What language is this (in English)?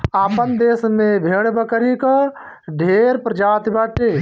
Bhojpuri